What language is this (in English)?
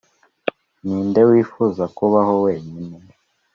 Kinyarwanda